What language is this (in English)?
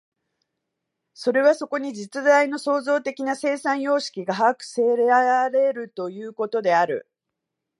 Japanese